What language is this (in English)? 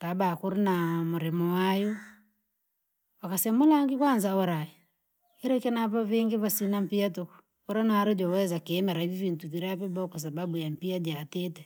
Langi